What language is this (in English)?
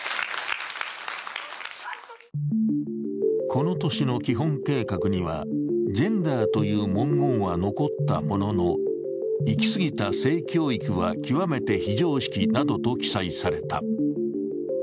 Japanese